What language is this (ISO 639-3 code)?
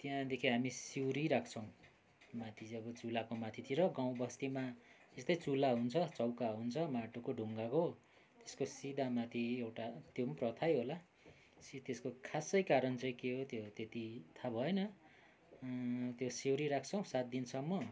nep